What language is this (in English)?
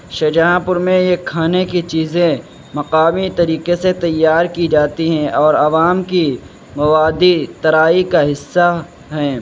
Urdu